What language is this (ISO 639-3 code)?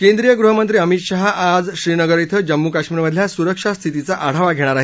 mar